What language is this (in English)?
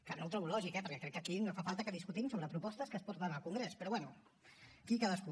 Catalan